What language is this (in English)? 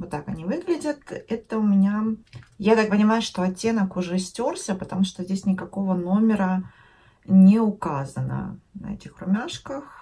Russian